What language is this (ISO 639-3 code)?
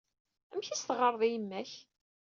kab